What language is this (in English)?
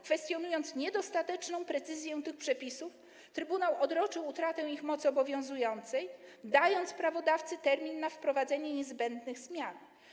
Polish